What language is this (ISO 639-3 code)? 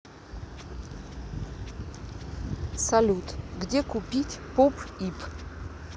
rus